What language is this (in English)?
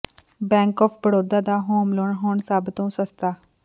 Punjabi